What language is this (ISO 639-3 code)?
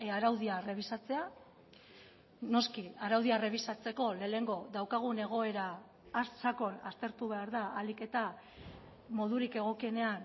eus